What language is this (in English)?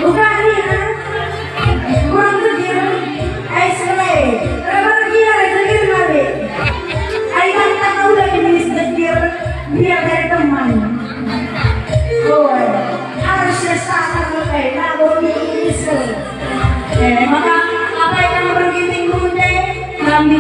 Indonesian